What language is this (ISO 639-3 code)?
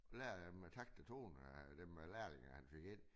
dan